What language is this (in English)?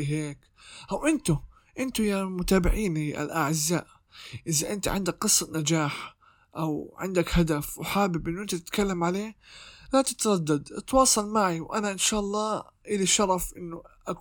Arabic